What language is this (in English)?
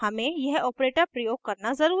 Hindi